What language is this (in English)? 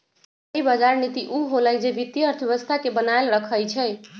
Magahi